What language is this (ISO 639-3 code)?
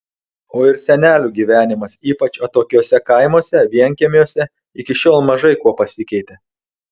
lit